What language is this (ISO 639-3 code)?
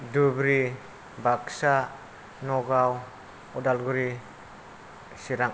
brx